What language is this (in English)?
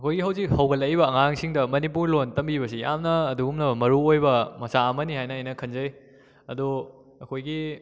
Manipuri